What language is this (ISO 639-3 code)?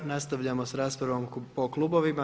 hrv